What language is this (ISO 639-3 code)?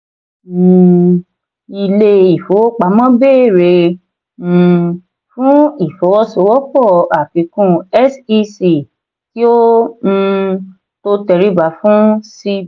yor